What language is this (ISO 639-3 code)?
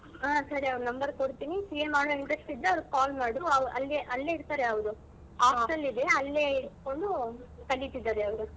kan